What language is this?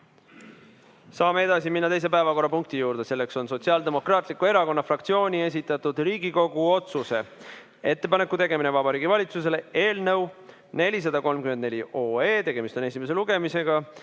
Estonian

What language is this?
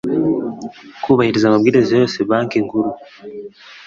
Kinyarwanda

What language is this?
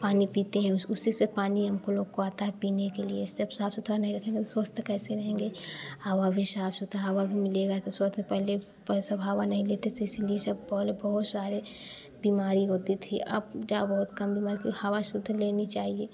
Hindi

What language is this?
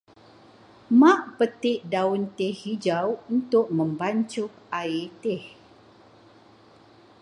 Malay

